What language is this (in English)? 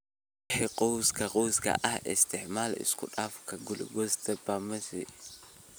Somali